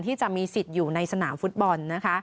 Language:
Thai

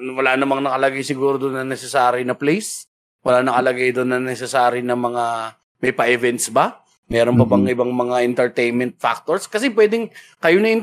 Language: Filipino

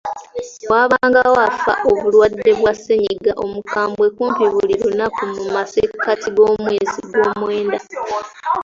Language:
Ganda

